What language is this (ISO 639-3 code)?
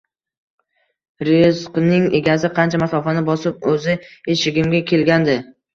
uzb